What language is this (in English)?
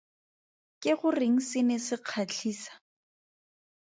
Tswana